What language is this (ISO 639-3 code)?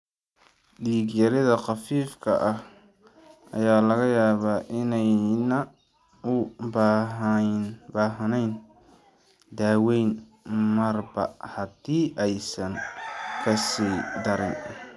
som